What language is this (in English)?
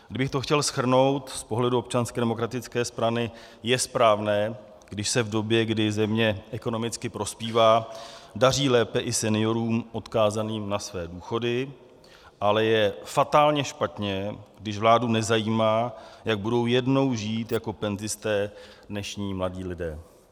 Czech